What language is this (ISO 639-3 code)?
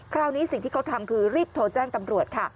tha